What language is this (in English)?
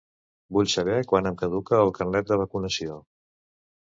Catalan